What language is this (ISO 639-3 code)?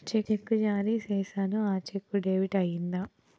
tel